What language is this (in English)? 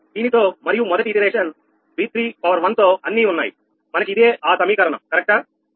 Telugu